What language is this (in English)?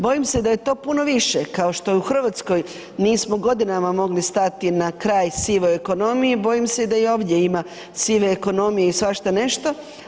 Croatian